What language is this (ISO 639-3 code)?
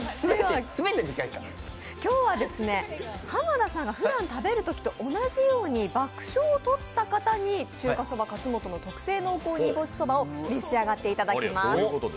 jpn